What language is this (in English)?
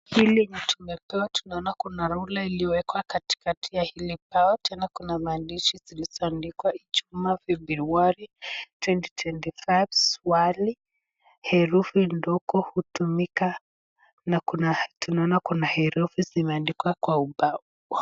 Swahili